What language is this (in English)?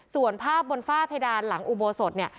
Thai